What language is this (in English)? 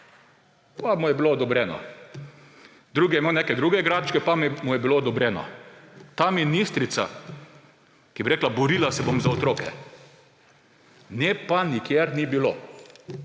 Slovenian